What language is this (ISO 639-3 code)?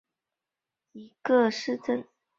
zho